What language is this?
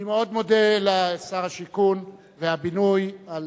Hebrew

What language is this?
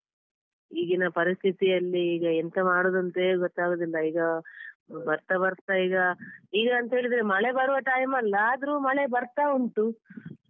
Kannada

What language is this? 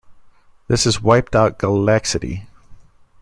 English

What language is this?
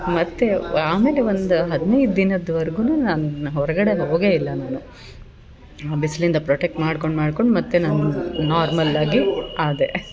Kannada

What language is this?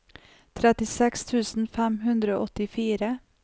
Norwegian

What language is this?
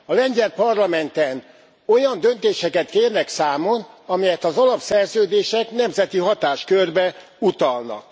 Hungarian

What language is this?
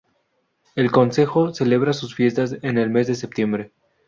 Spanish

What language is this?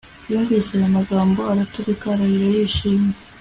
Kinyarwanda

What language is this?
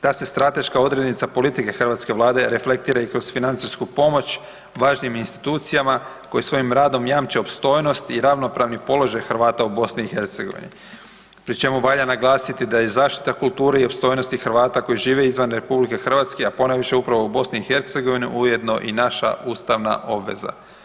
Croatian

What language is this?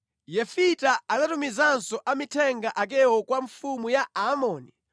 Nyanja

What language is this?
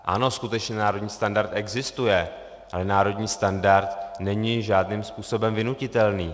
Czech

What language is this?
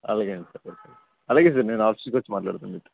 Telugu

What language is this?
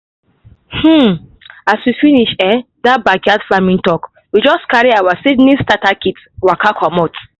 Nigerian Pidgin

